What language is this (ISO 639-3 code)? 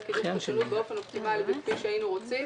heb